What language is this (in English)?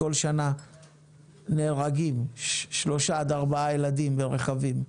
Hebrew